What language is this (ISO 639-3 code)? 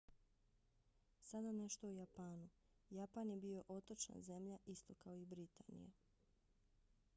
bos